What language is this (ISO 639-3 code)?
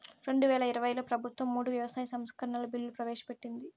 tel